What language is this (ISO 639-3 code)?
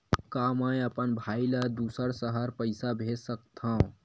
hne